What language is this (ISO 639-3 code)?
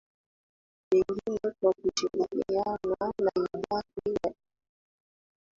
swa